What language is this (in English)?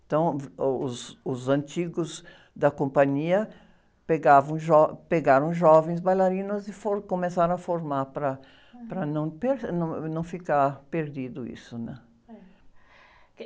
Portuguese